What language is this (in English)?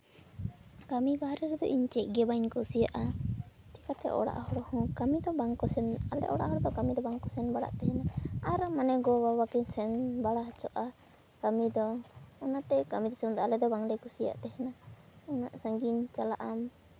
Santali